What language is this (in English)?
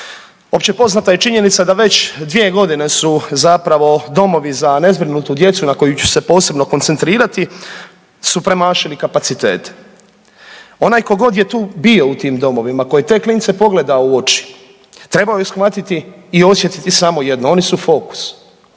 Croatian